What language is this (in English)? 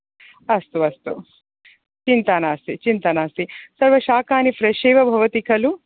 Sanskrit